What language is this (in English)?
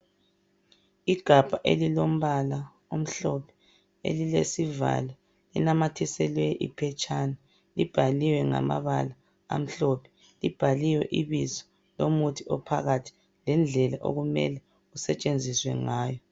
North Ndebele